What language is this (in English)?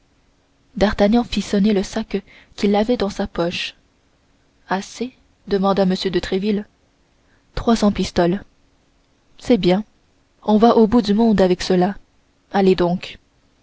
French